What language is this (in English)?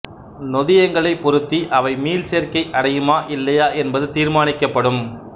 Tamil